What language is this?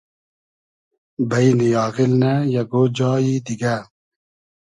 Hazaragi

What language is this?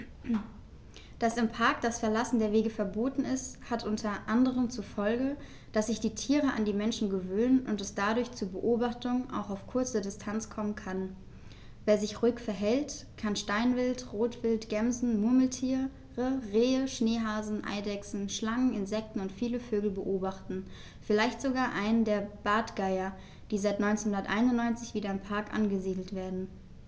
German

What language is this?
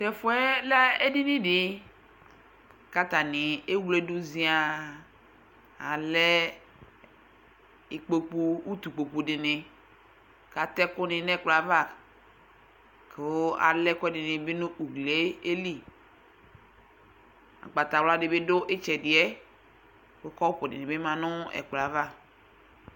Ikposo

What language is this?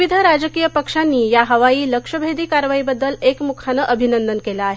Marathi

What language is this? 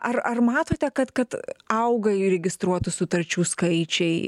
Lithuanian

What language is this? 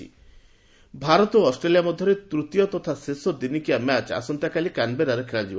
Odia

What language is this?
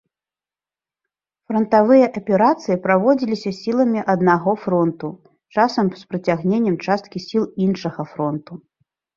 Belarusian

